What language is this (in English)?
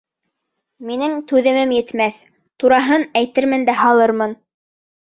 Bashkir